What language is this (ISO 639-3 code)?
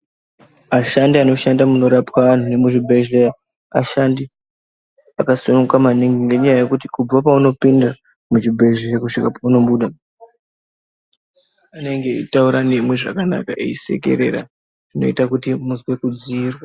ndc